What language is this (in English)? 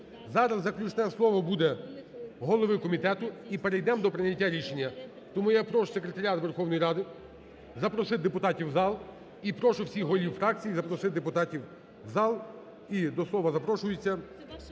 Ukrainian